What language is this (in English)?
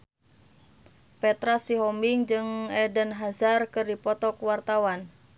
Sundanese